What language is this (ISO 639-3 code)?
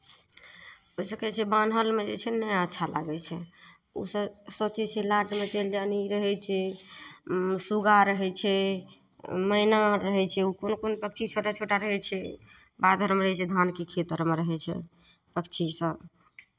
mai